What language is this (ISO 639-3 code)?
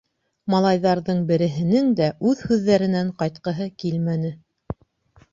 bak